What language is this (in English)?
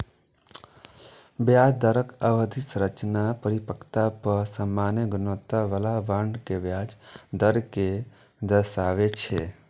Maithili